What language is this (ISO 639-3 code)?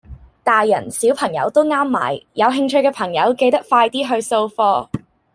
yue